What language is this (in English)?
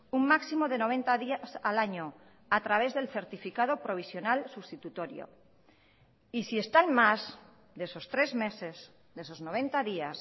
Spanish